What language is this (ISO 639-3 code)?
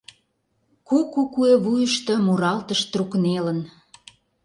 chm